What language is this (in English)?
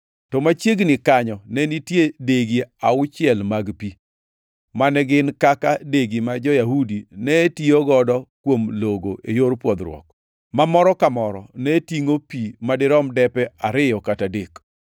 Luo (Kenya and Tanzania)